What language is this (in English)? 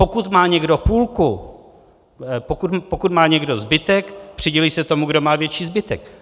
Czech